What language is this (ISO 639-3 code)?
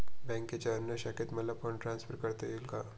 mar